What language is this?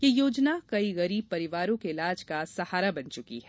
Hindi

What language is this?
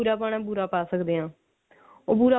Punjabi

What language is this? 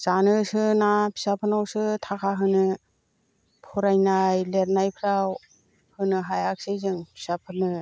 Bodo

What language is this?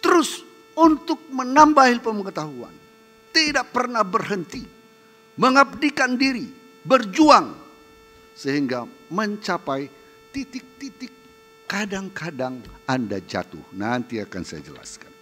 Indonesian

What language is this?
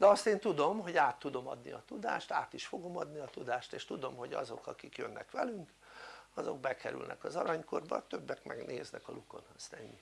Hungarian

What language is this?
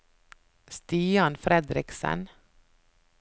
Norwegian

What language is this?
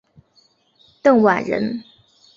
Chinese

